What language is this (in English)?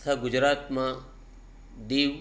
Gujarati